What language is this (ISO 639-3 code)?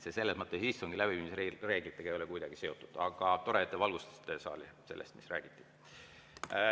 est